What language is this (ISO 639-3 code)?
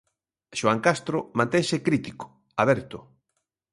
glg